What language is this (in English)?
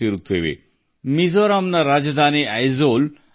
Kannada